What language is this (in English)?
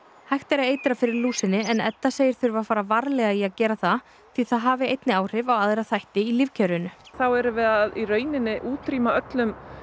Icelandic